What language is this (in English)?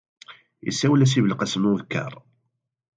Kabyle